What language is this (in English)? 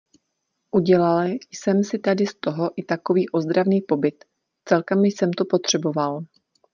Czech